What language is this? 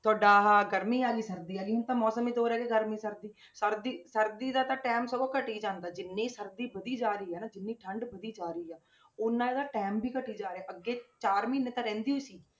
Punjabi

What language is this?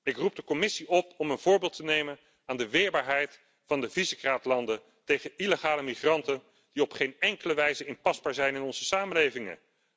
Dutch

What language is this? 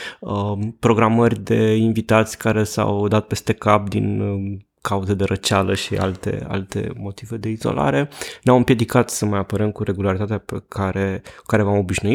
Romanian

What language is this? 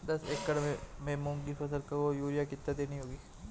Hindi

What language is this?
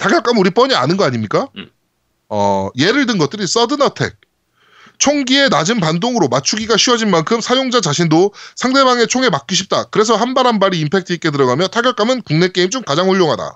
Korean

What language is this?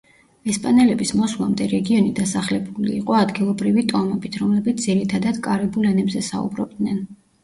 Georgian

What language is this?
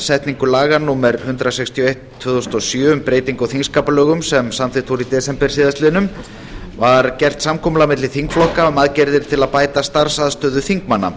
Icelandic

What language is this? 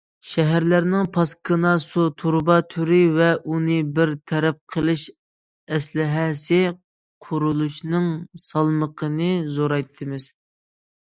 Uyghur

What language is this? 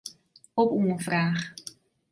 Western Frisian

